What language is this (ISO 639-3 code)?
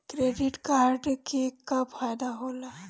bho